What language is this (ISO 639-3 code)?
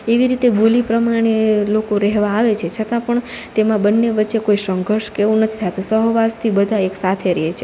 guj